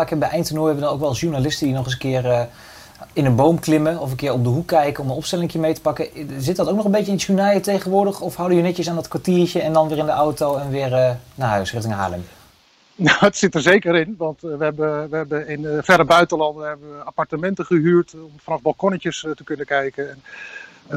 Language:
Dutch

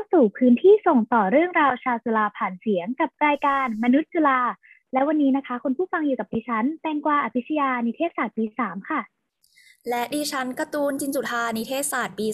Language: Thai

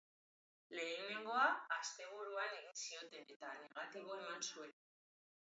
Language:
Basque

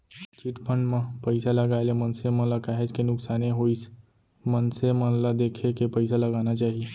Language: Chhattisgarhi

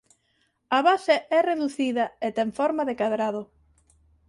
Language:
Galician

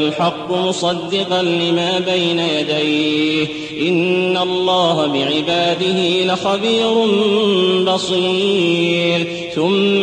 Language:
Arabic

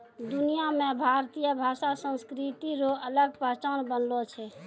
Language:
Maithili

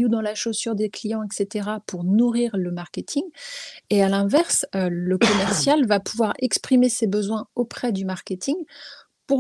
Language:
French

